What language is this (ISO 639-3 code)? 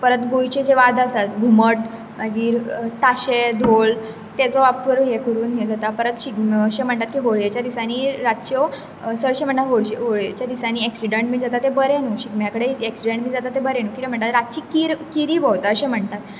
kok